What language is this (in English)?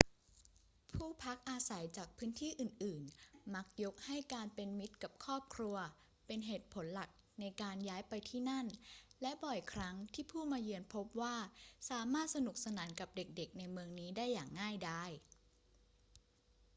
Thai